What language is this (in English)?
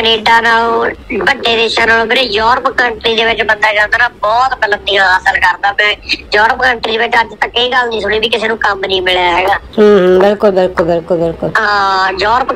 Punjabi